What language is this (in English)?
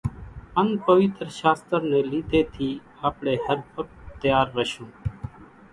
Kachi Koli